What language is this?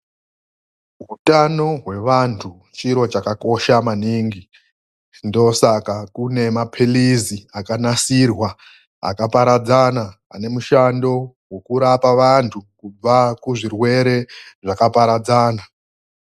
Ndau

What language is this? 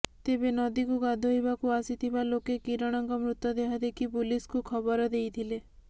Odia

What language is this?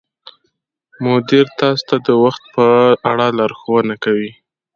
Pashto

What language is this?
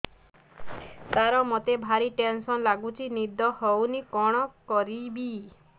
Odia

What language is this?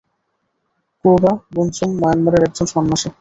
Bangla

